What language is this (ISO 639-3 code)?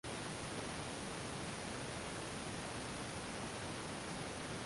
jpn